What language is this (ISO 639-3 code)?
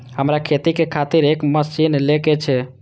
mai